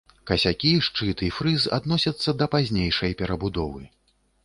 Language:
Belarusian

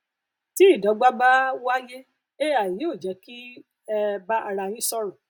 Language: Yoruba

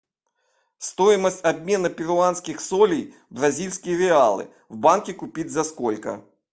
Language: Russian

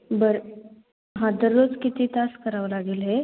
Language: Marathi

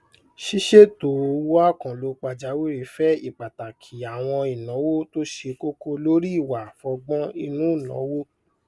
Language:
Yoruba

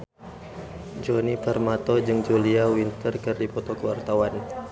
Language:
Sundanese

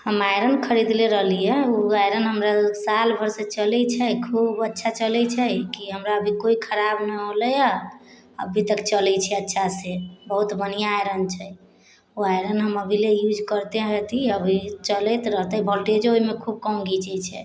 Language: Maithili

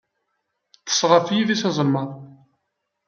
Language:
Kabyle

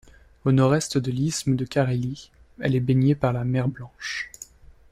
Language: French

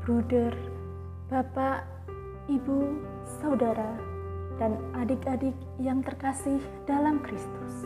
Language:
Indonesian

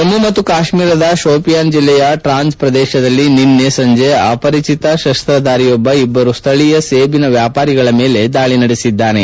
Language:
Kannada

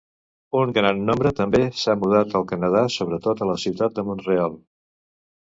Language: Catalan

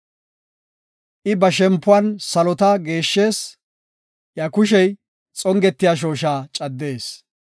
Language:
Gofa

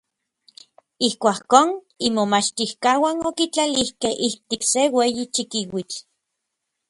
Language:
Orizaba Nahuatl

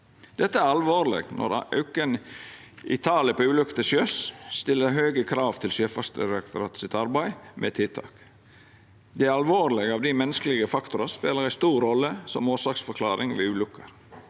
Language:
Norwegian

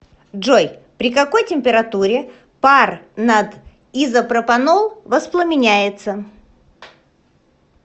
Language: Russian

